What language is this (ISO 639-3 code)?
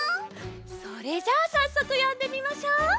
jpn